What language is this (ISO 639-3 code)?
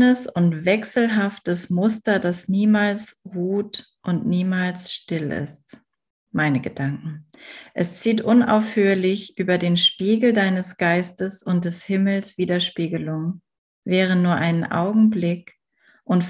deu